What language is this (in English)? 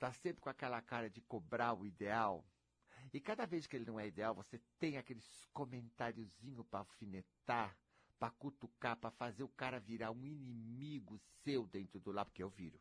Portuguese